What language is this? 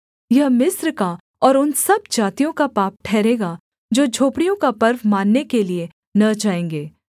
Hindi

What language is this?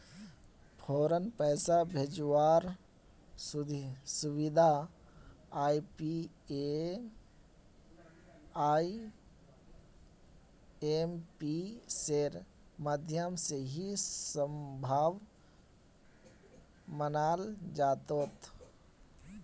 Magahi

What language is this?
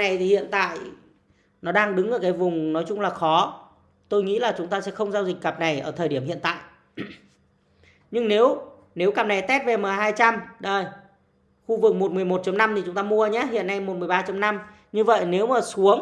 Vietnamese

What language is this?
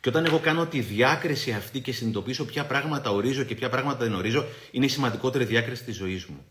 Greek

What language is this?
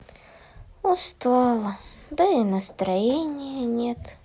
Russian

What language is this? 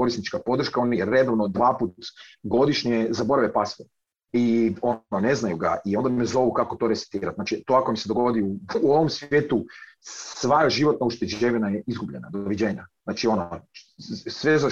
Croatian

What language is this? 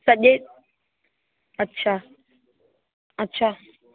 Sindhi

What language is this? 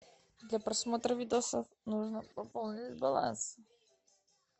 Russian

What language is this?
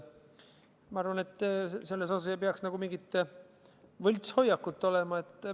Estonian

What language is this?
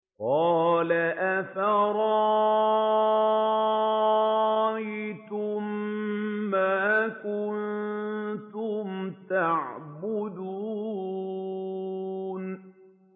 Arabic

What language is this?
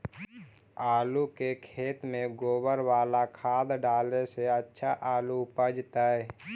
Magahi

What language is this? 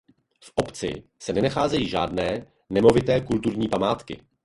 Czech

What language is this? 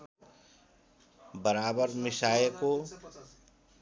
Nepali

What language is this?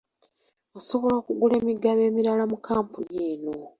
Ganda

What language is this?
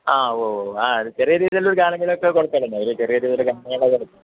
Malayalam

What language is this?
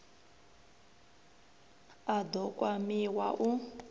Venda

